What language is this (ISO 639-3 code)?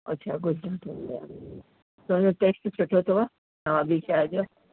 snd